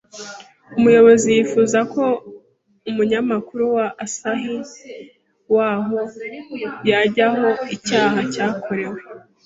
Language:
Kinyarwanda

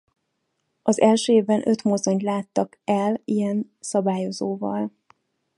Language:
Hungarian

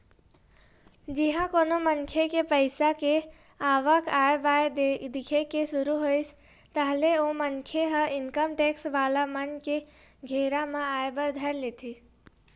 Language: Chhattisgarhi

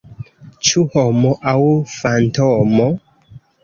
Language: Esperanto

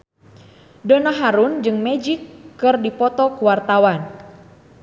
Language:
Sundanese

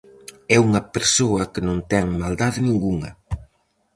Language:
Galician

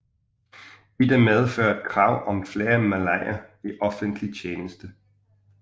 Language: Danish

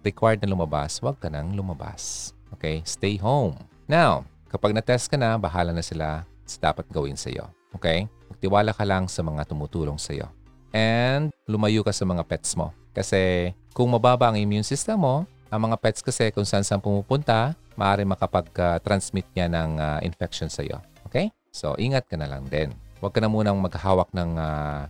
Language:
Filipino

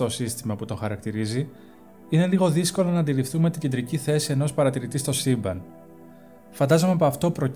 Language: Greek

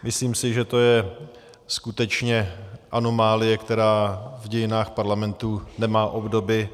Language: Czech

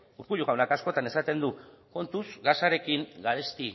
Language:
Basque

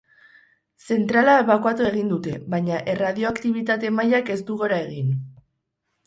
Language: Basque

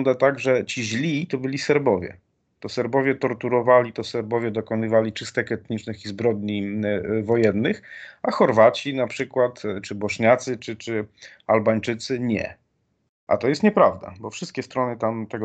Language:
Polish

